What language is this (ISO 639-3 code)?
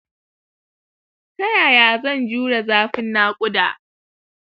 hau